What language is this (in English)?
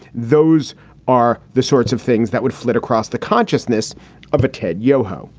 English